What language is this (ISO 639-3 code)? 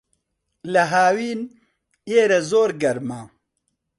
ckb